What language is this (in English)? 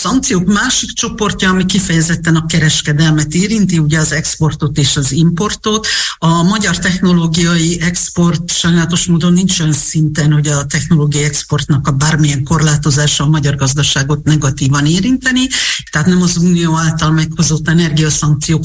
Hungarian